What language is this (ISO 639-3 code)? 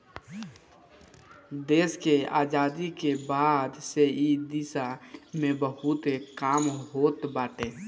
bho